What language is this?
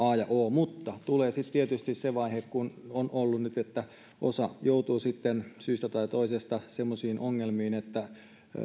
Finnish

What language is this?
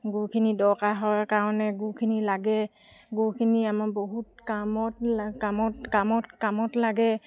Assamese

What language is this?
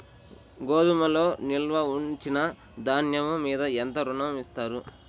Telugu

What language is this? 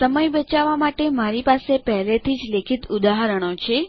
Gujarati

